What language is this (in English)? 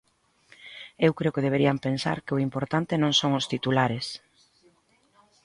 Galician